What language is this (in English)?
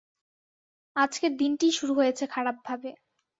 Bangla